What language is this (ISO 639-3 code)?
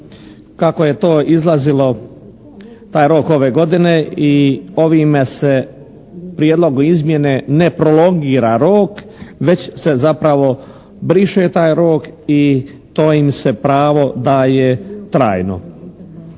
hrv